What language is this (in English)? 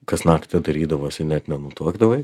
Lithuanian